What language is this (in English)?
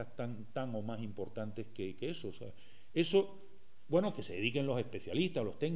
Spanish